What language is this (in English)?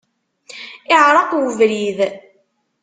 Kabyle